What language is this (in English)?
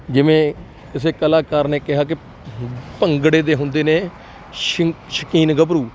Punjabi